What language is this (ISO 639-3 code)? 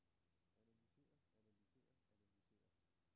dan